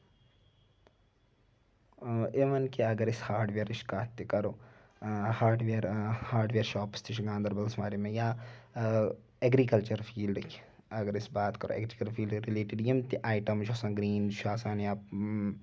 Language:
Kashmiri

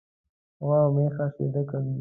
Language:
Pashto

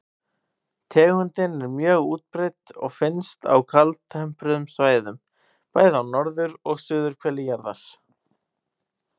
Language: Icelandic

